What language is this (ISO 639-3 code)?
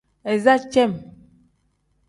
kdh